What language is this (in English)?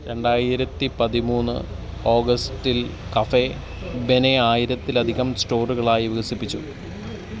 Malayalam